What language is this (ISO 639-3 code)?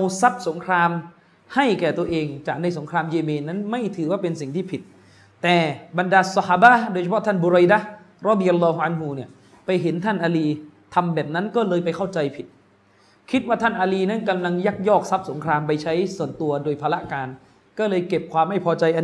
tha